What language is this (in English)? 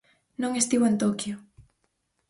Galician